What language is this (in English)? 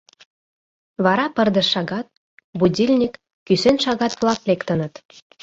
Mari